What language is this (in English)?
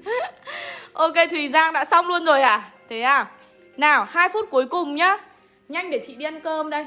Vietnamese